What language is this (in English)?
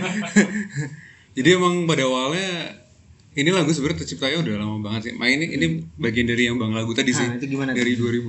Indonesian